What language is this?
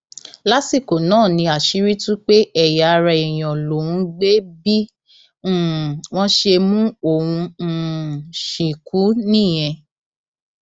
Yoruba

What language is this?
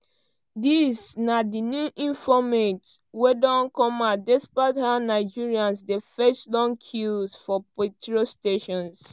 Nigerian Pidgin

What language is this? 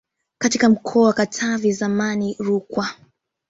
Swahili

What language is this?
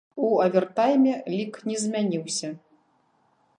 Belarusian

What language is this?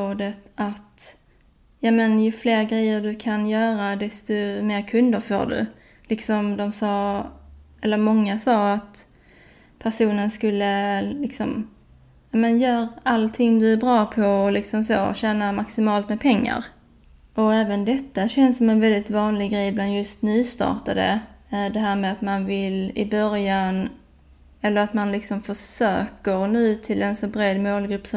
Swedish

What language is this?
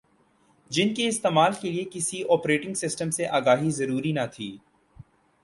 Urdu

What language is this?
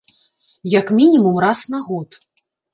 Belarusian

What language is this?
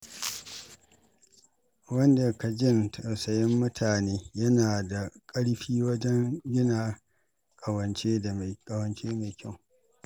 Hausa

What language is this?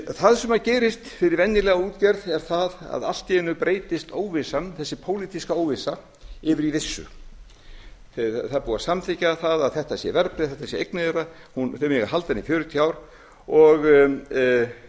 Icelandic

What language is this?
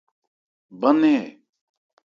Ebrié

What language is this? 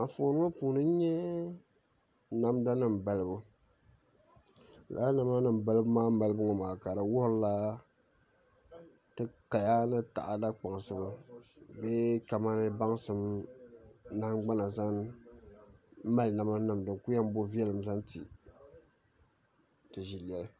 Dagbani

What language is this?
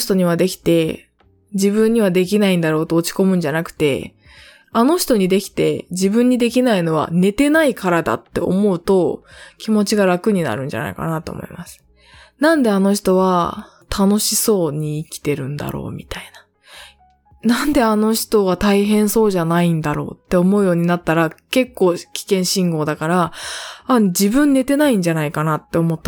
Japanese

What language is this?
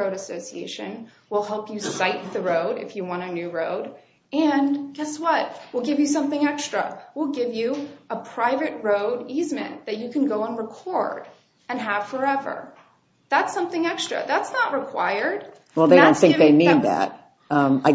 English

